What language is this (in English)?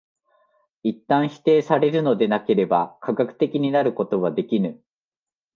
Japanese